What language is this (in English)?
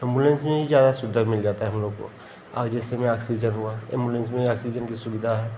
Hindi